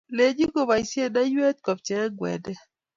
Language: Kalenjin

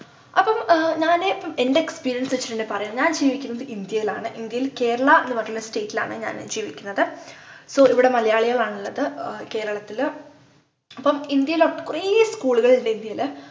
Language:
Malayalam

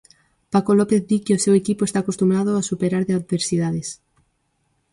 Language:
Galician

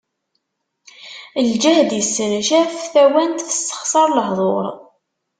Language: Kabyle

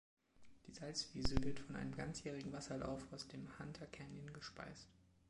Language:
German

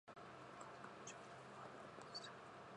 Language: Japanese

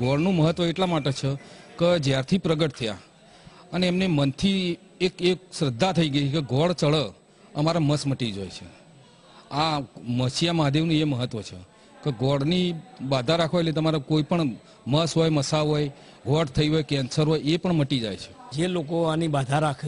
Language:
Gujarati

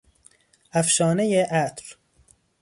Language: Persian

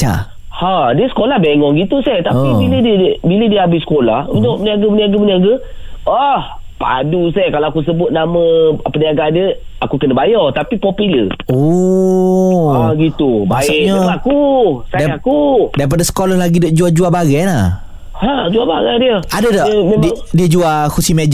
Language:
Malay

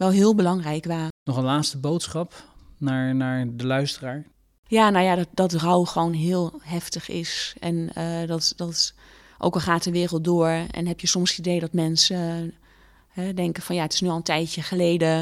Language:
Dutch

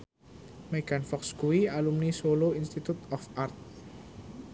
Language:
Javanese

